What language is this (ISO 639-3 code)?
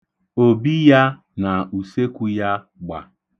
ibo